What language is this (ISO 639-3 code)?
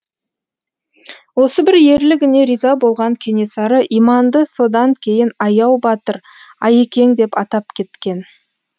kaz